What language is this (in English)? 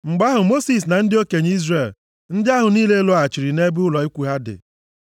Igbo